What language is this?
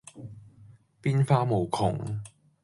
Cantonese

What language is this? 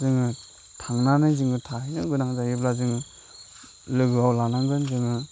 Bodo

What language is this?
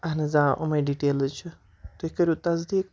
Kashmiri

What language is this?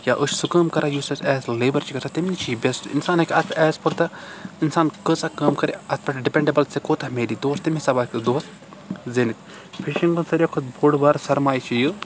Kashmiri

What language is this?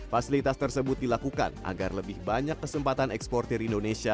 Indonesian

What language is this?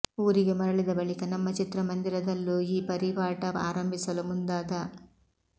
Kannada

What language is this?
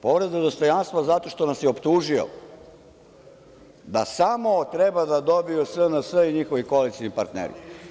Serbian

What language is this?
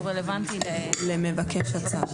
Hebrew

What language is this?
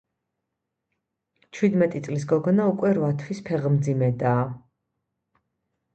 Georgian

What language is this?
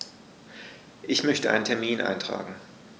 German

